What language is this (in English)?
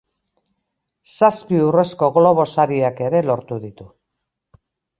Basque